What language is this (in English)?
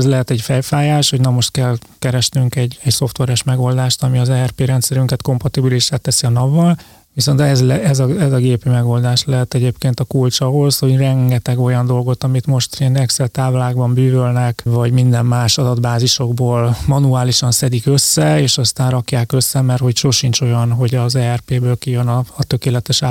Hungarian